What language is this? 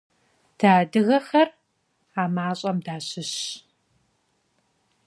Kabardian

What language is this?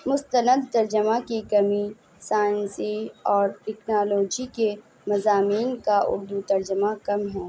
Urdu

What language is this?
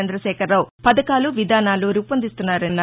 Telugu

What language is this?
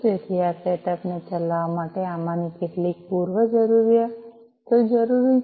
Gujarati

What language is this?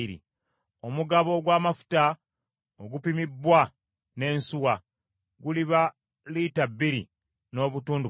Ganda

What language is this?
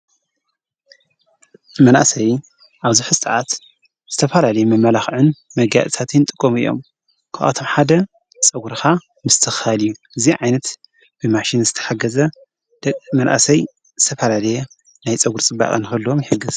Tigrinya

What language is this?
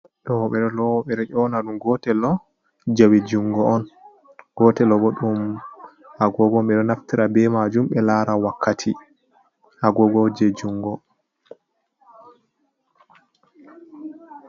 Fula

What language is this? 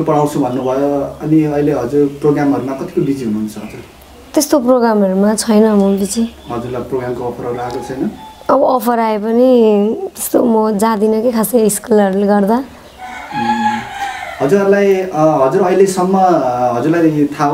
Korean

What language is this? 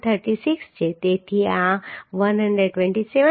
Gujarati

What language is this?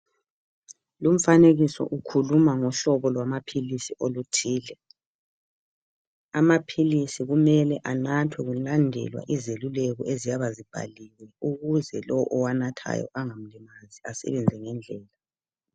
North Ndebele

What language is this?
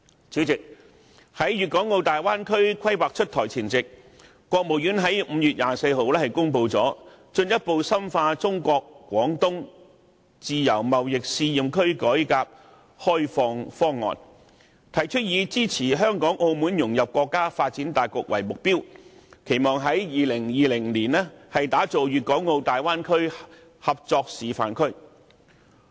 Cantonese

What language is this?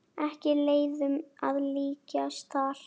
Icelandic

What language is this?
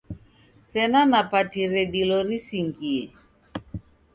Taita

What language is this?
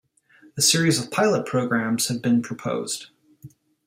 English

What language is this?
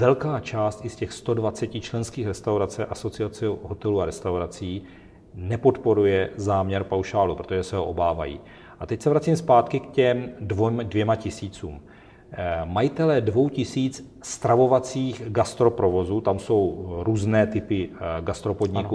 Czech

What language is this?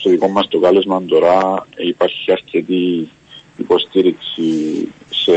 Greek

